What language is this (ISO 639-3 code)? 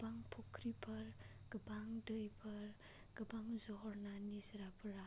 brx